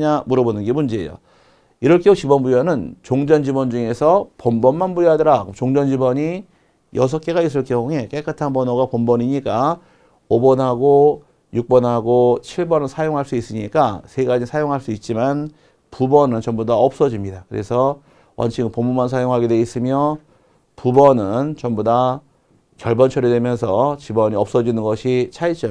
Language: Korean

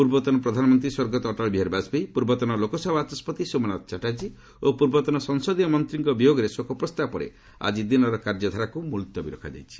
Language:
Odia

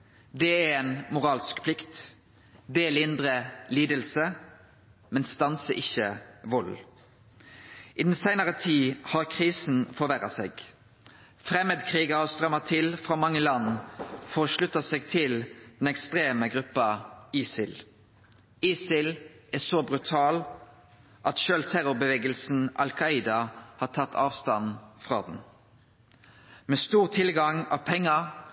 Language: Norwegian Nynorsk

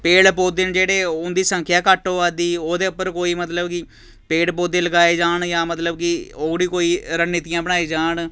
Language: Dogri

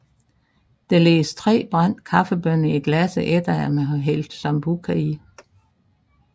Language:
Danish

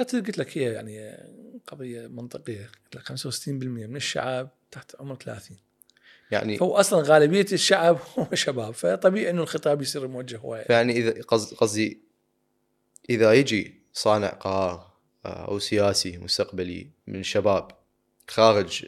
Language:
Arabic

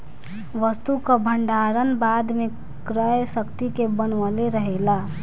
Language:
Bhojpuri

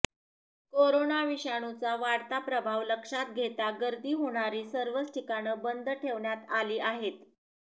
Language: Marathi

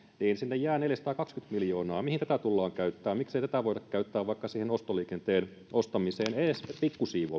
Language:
Finnish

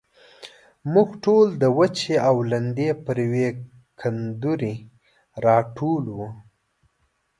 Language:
Pashto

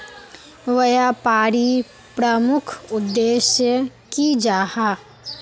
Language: Magahi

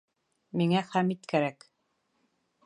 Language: Bashkir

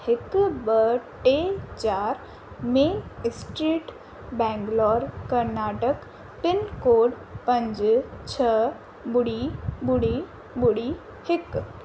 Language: Sindhi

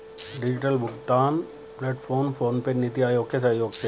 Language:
Hindi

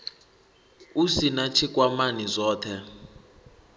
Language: Venda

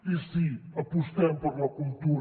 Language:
Catalan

